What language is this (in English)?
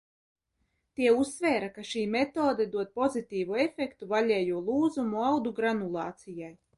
Latvian